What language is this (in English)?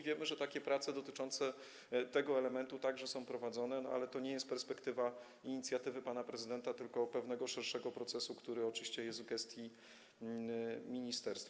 Polish